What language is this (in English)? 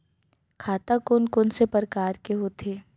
Chhattisgarhi